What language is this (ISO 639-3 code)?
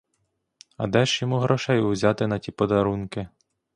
ukr